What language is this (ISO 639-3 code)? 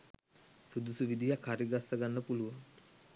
sin